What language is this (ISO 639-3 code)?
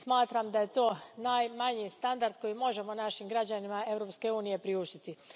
hrv